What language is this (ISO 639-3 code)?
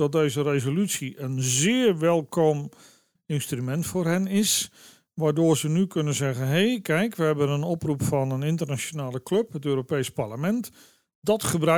nld